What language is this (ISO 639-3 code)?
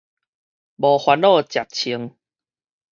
nan